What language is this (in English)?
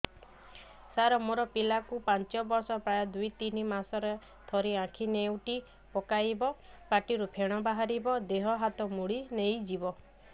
Odia